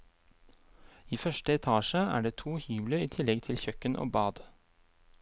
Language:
Norwegian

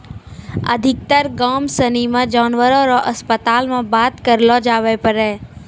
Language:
Maithili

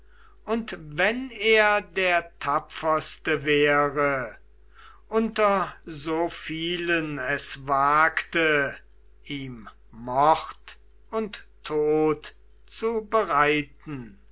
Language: German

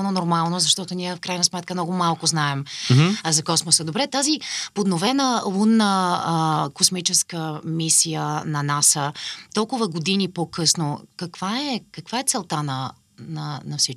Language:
Bulgarian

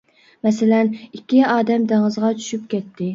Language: Uyghur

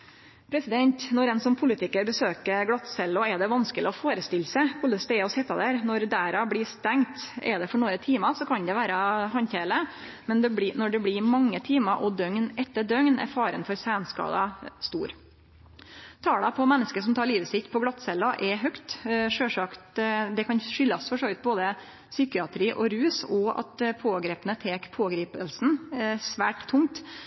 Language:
Norwegian Nynorsk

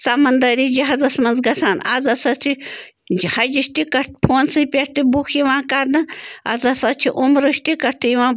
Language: Kashmiri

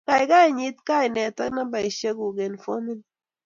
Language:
Kalenjin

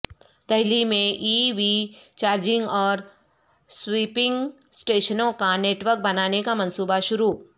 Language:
Urdu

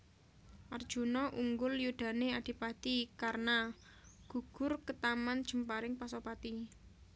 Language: Javanese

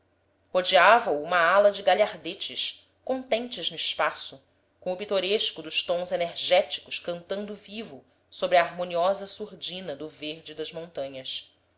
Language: Portuguese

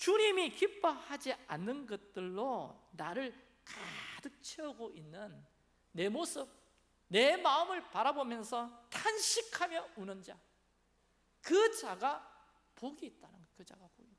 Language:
Korean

